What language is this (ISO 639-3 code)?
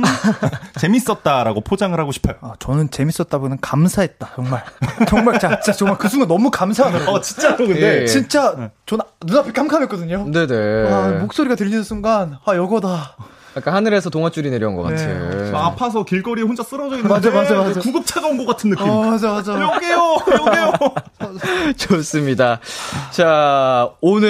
kor